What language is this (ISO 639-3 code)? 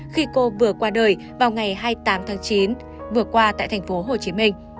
vie